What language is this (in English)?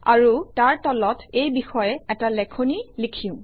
Assamese